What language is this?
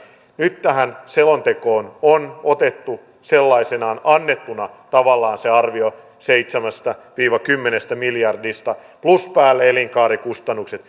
Finnish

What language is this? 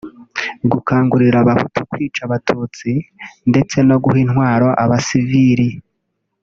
Kinyarwanda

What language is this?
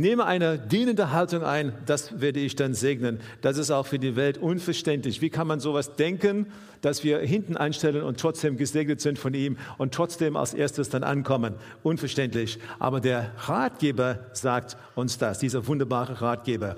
German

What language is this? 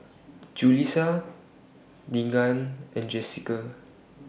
English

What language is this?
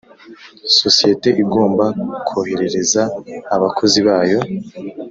Kinyarwanda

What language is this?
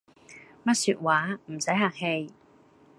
Cantonese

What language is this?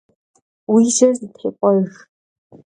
Kabardian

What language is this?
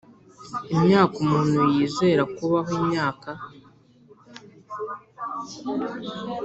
Kinyarwanda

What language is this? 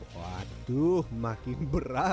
Indonesian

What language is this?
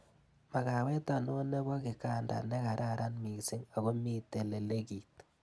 Kalenjin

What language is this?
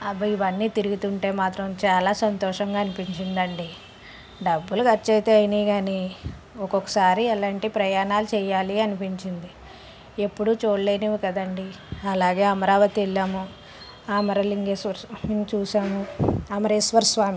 Telugu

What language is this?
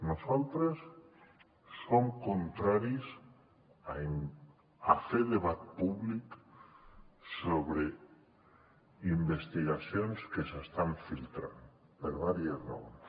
Catalan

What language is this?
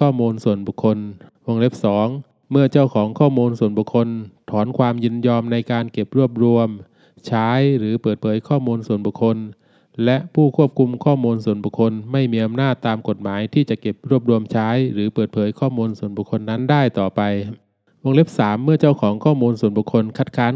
Thai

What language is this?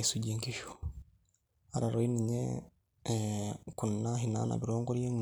Masai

